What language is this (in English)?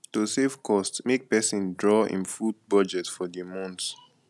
Nigerian Pidgin